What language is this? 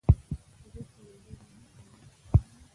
Pashto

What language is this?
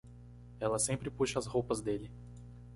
Portuguese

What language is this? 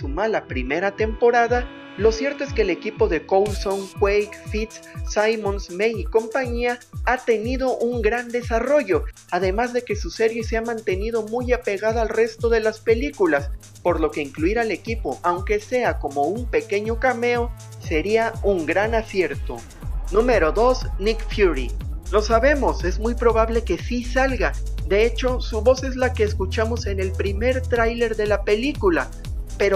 Spanish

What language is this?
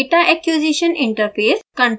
Hindi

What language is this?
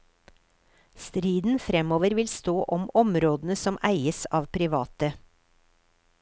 Norwegian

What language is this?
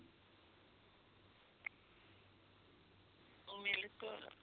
Punjabi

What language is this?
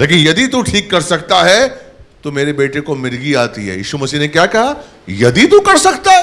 Hindi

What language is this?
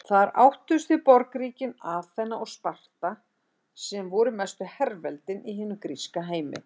Icelandic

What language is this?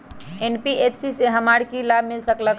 Magahi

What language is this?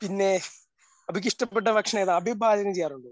Malayalam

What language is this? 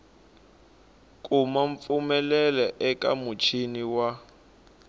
Tsonga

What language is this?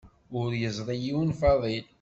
Kabyle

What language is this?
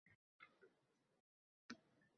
Uzbek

